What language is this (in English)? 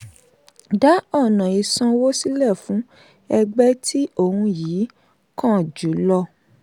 Yoruba